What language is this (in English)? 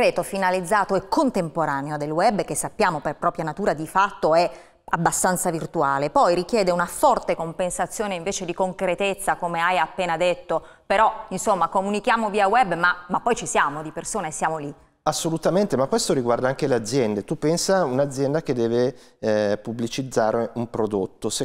Italian